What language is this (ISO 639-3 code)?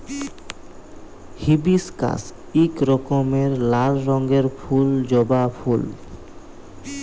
ben